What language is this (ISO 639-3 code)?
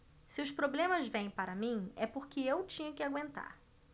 por